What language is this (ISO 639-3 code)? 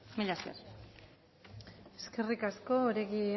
eus